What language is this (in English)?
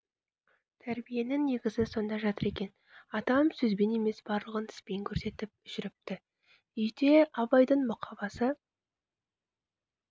Kazakh